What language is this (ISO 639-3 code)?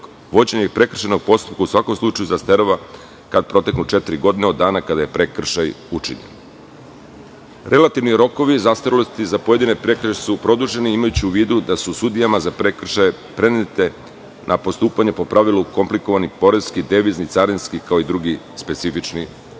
srp